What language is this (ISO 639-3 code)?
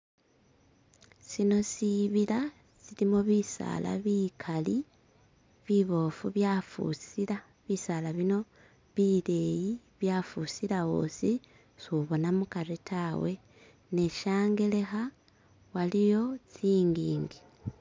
myx